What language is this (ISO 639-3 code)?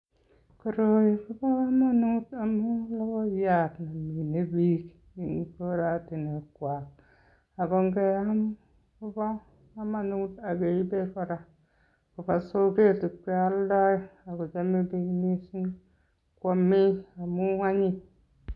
kln